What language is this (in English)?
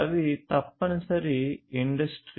Telugu